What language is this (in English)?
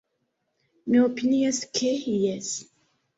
Esperanto